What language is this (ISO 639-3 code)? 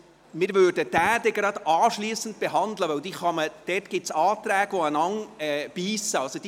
gsw